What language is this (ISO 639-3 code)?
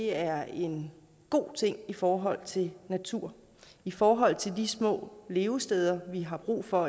dan